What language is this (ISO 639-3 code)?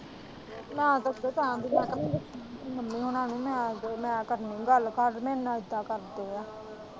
pan